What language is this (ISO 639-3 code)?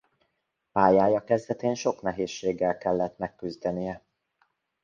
hun